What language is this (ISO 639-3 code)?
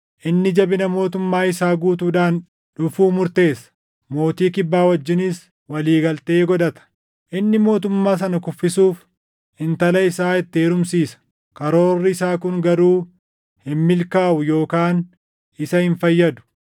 orm